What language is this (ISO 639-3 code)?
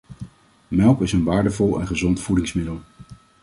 nld